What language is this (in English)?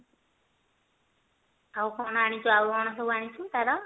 Odia